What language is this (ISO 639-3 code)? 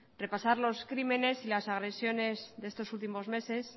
spa